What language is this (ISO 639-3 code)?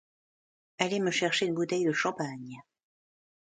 fra